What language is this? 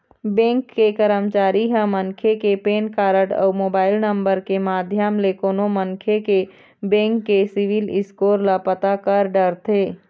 Chhattisgarhi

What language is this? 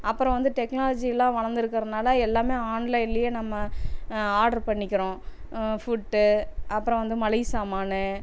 Tamil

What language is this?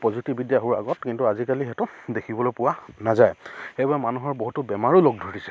Assamese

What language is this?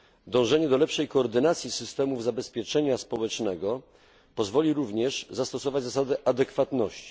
Polish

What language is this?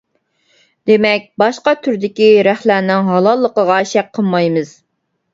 Uyghur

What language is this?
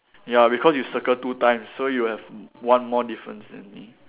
English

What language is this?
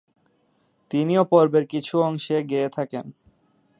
Bangla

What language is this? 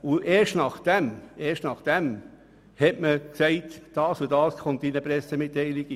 Swiss German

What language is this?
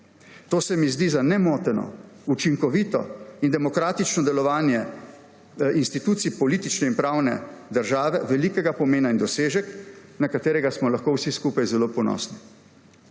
Slovenian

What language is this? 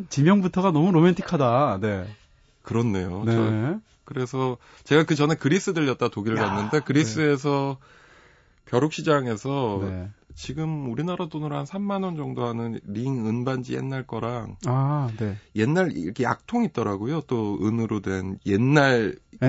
Korean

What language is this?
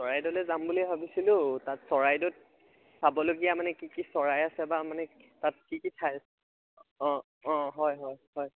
Assamese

